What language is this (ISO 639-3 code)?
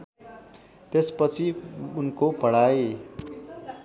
nep